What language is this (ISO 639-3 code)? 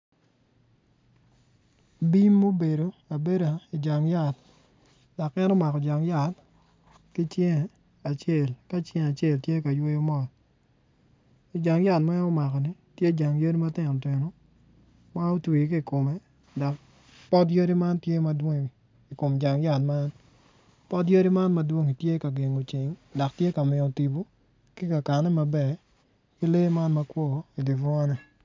ach